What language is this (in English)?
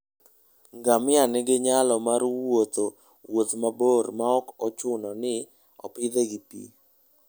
Luo (Kenya and Tanzania)